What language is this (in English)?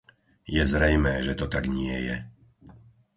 Slovak